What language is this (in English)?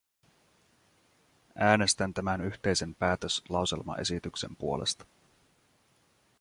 Finnish